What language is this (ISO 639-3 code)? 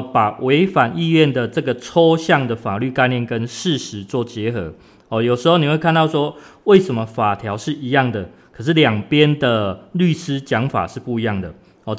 zho